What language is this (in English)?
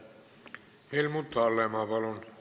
Estonian